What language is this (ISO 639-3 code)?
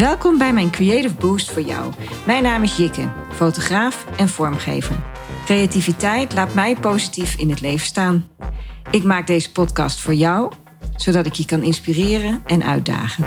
nld